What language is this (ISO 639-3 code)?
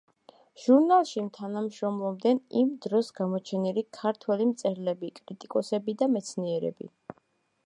kat